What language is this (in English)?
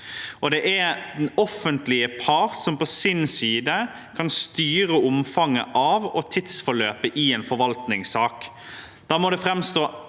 Norwegian